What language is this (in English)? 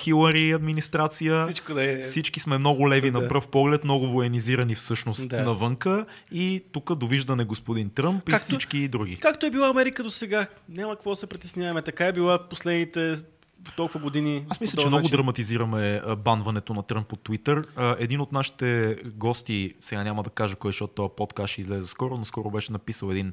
Bulgarian